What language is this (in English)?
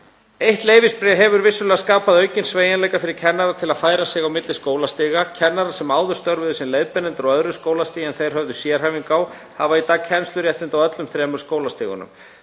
Icelandic